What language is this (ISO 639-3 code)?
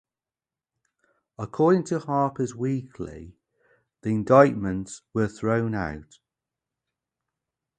eng